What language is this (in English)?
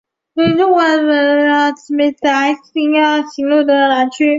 Chinese